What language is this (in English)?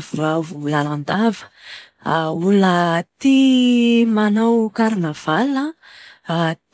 Malagasy